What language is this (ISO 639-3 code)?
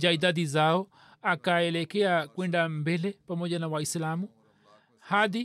swa